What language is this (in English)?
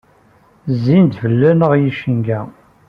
Kabyle